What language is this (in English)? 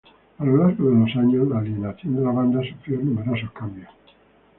Spanish